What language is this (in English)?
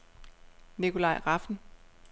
Danish